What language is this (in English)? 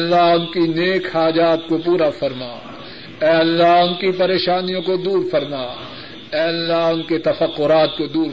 Urdu